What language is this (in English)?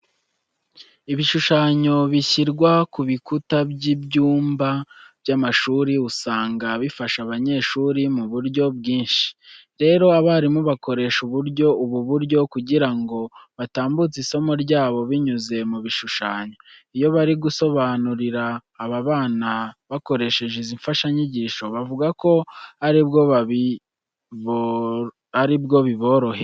Kinyarwanda